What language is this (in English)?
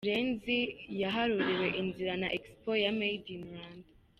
Kinyarwanda